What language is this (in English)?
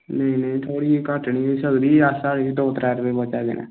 Dogri